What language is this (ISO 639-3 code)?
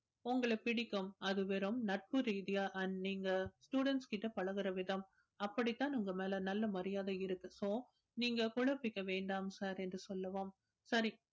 tam